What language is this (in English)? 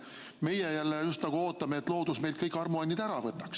Estonian